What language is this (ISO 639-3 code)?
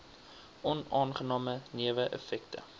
afr